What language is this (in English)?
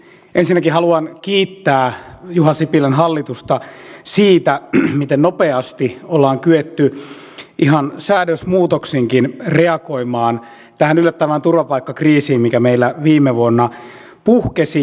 Finnish